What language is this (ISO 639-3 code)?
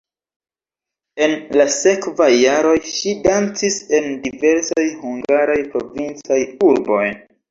epo